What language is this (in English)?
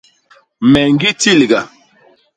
Basaa